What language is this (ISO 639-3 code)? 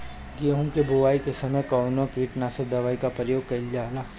bho